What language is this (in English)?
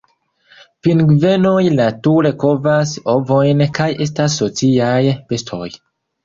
Esperanto